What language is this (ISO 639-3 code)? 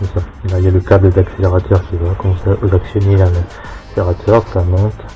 fra